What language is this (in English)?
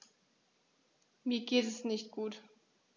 German